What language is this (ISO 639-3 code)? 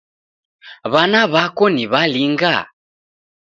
dav